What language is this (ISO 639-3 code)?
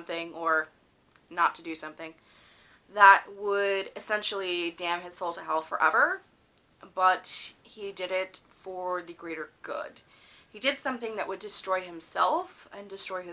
eng